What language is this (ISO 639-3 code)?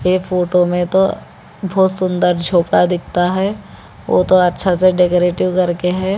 hin